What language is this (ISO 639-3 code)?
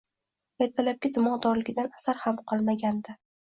uzb